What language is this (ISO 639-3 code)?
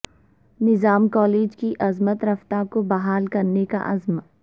urd